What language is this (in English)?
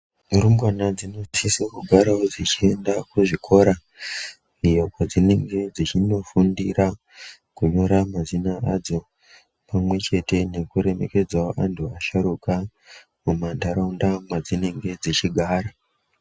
Ndau